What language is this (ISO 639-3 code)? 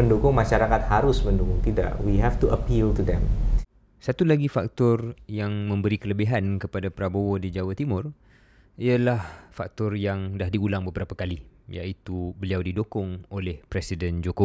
msa